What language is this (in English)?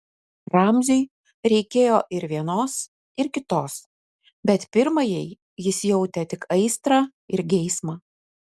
Lithuanian